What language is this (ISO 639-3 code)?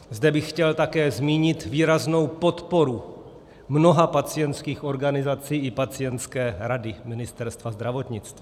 ces